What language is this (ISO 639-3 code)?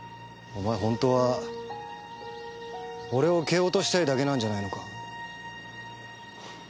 jpn